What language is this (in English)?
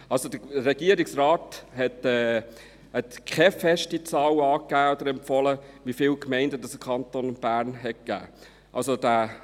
Swiss German